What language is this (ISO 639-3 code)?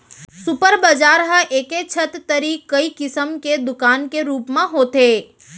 hne